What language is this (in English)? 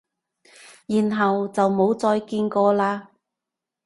Cantonese